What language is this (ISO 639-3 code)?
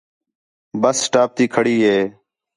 xhe